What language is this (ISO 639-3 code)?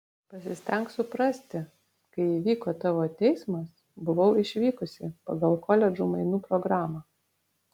lit